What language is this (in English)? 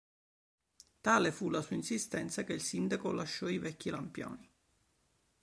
Italian